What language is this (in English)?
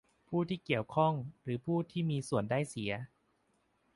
Thai